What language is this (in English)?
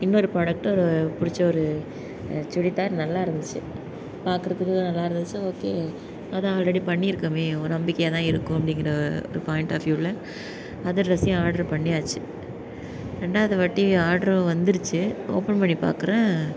Tamil